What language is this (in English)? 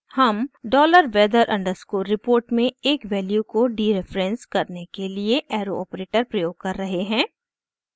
Hindi